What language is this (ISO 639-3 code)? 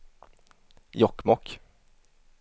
swe